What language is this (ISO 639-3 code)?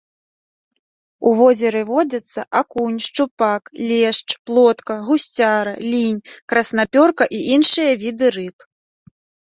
bel